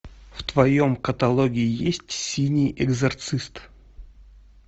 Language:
Russian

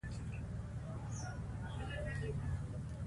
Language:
Pashto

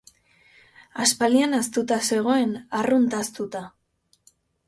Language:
Basque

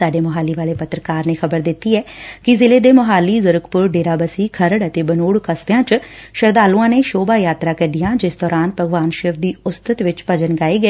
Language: Punjabi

